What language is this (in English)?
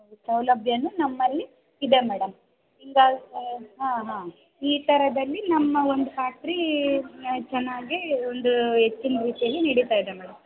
Kannada